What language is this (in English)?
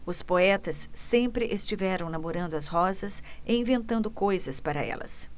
Portuguese